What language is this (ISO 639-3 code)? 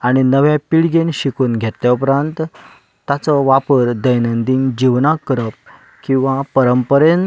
kok